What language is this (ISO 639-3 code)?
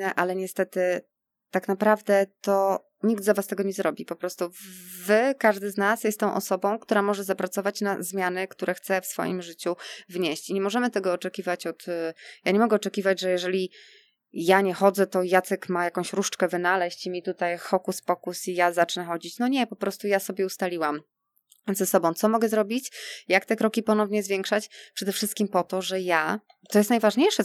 pol